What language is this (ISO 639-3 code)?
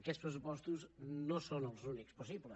cat